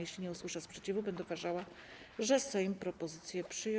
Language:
Polish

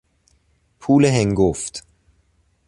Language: Persian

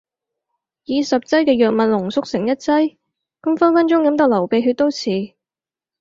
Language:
Cantonese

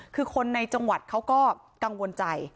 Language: Thai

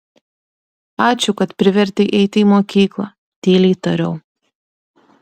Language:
Lithuanian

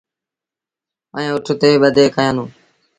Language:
Sindhi Bhil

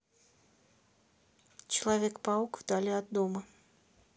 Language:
Russian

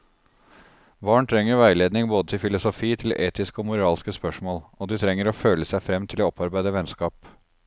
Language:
Norwegian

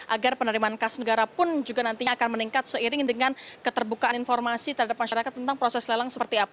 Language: Indonesian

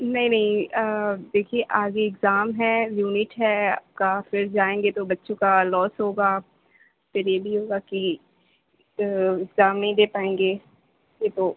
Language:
Urdu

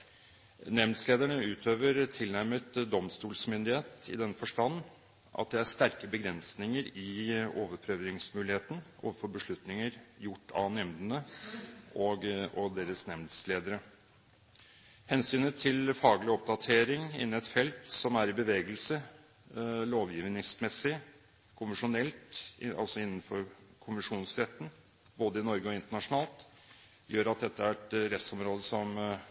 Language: Norwegian Bokmål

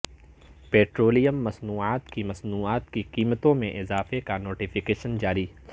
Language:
Urdu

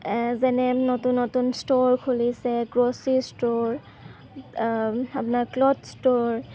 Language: Assamese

